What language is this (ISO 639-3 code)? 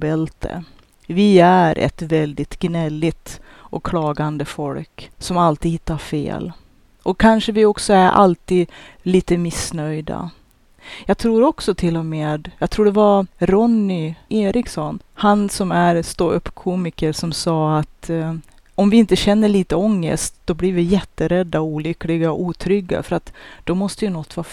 swe